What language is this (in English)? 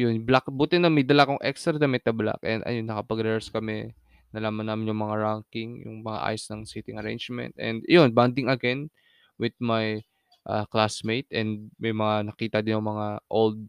Filipino